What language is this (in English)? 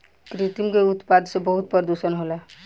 Bhojpuri